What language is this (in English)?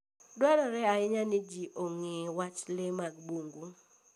Luo (Kenya and Tanzania)